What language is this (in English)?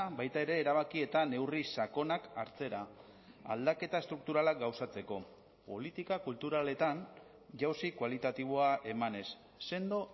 Basque